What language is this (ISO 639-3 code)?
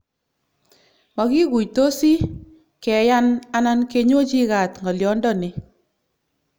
kln